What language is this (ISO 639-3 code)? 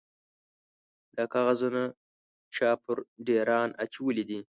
pus